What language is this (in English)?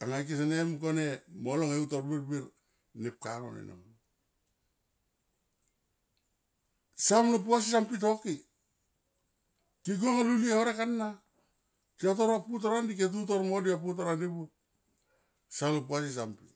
Tomoip